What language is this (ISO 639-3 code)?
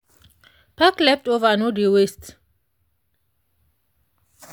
pcm